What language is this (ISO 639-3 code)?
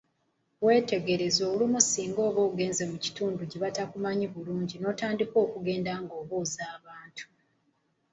lug